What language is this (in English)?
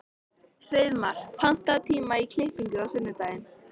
Icelandic